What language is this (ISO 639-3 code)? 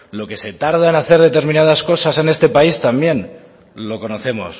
spa